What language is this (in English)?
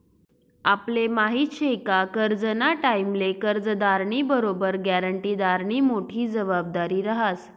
Marathi